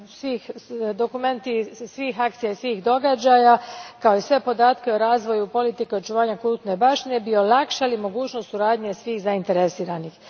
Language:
Croatian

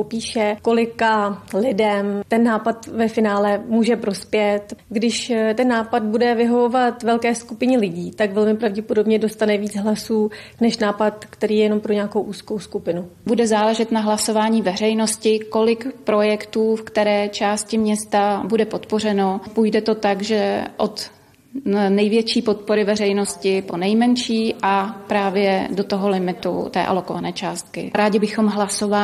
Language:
Czech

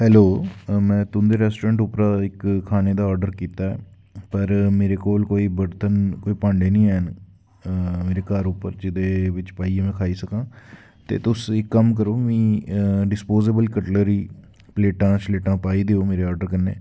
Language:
Dogri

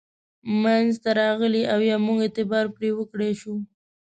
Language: Pashto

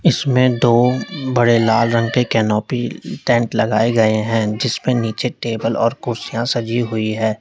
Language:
Hindi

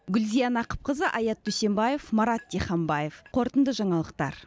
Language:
Kazakh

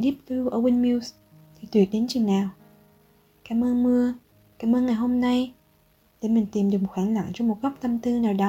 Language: Vietnamese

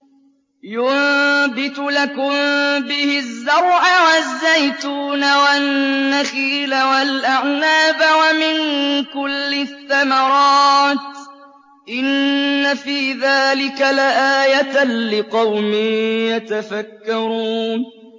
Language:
Arabic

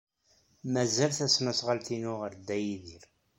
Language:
Kabyle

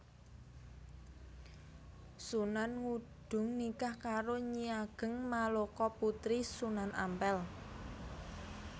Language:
Javanese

